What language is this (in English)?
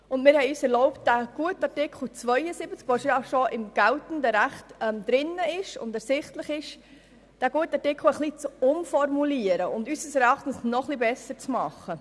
Swiss German